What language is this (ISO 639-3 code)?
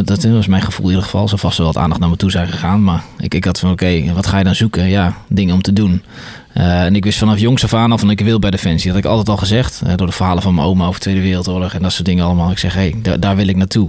nld